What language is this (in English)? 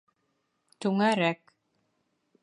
Bashkir